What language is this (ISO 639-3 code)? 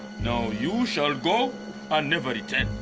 eng